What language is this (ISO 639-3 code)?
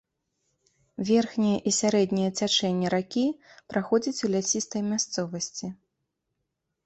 bel